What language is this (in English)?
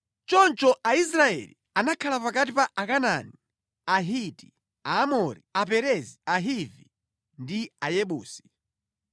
Nyanja